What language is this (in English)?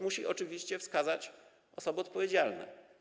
Polish